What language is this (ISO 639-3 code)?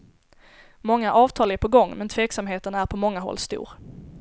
swe